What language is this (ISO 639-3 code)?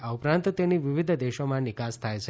guj